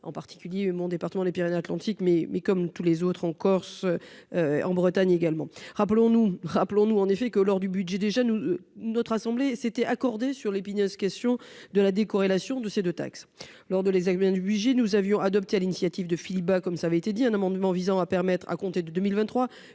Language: French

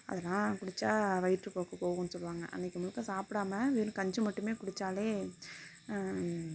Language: Tamil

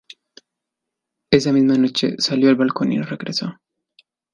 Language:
Spanish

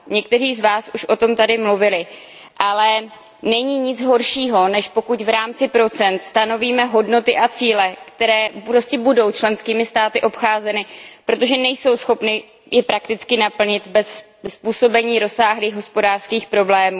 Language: Czech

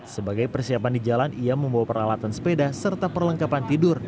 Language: Indonesian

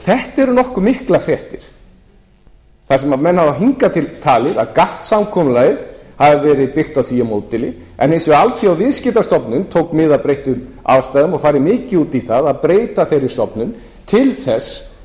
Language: Icelandic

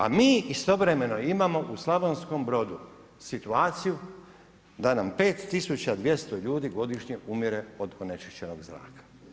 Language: Croatian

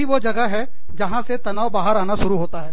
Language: Hindi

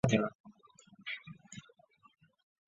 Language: Chinese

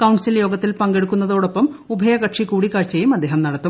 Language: Malayalam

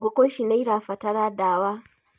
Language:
Kikuyu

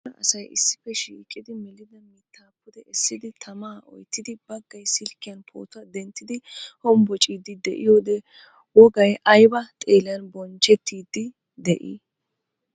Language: Wolaytta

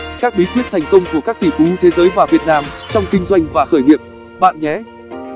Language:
Vietnamese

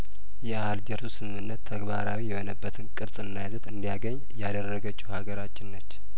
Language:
Amharic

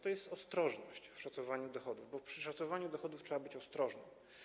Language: Polish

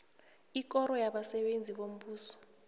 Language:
South Ndebele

